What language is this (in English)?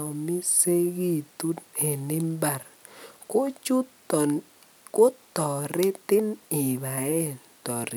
Kalenjin